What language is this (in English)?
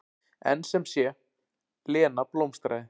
Icelandic